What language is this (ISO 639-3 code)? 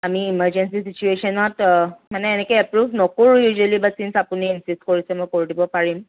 asm